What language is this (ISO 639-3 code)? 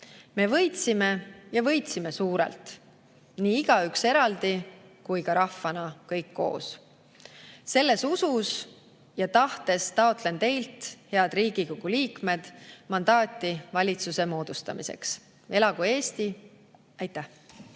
est